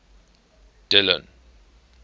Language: English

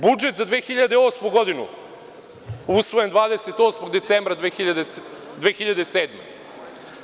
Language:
Serbian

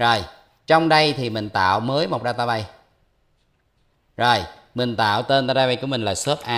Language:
Vietnamese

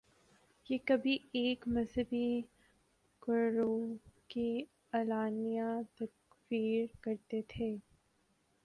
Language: Urdu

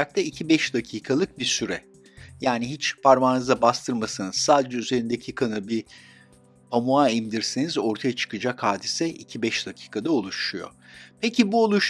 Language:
Turkish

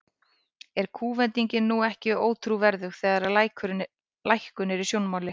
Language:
Icelandic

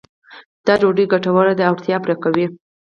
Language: Pashto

